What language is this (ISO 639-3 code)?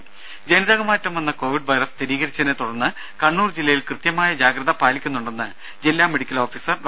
mal